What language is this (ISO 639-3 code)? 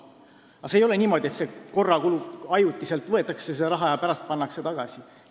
est